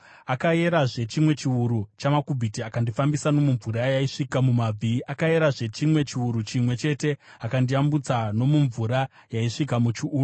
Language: Shona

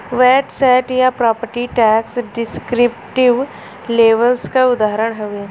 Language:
Bhojpuri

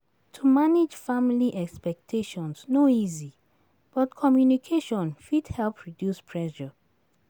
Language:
Nigerian Pidgin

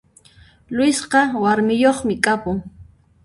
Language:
Puno Quechua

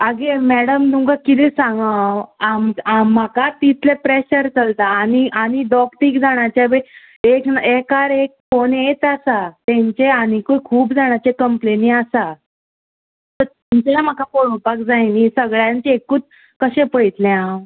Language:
Konkani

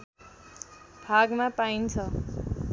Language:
Nepali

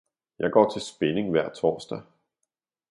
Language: Danish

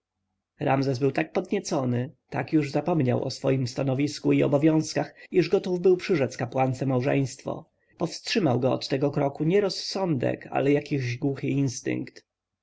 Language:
Polish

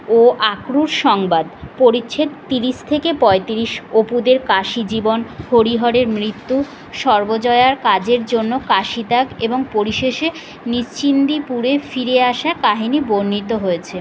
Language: Bangla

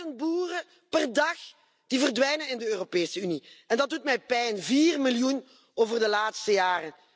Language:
Dutch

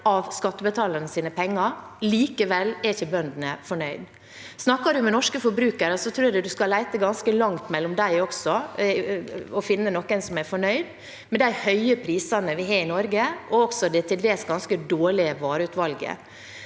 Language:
Norwegian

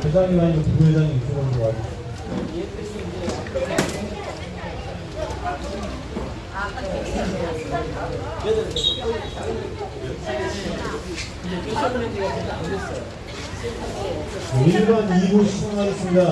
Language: Korean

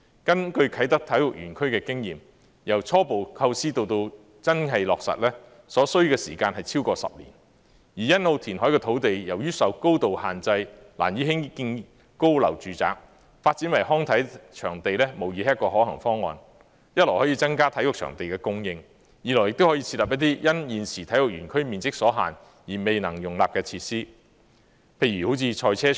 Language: Cantonese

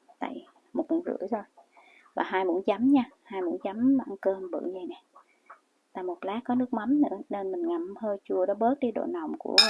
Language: Vietnamese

